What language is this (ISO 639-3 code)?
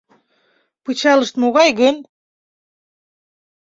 chm